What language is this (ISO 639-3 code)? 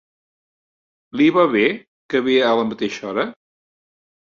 cat